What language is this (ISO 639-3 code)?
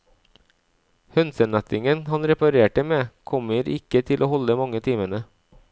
nor